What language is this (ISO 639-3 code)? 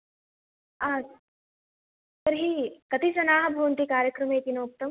san